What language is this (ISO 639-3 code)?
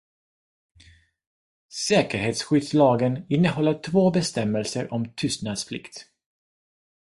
swe